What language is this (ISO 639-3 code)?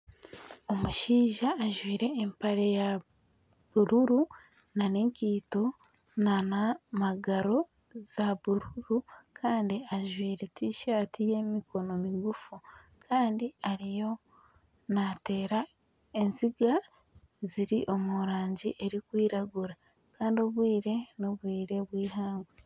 nyn